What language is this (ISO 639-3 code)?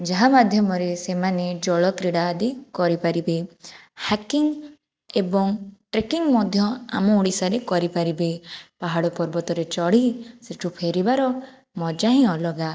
ori